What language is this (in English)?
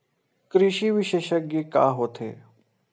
Chhattisgarhi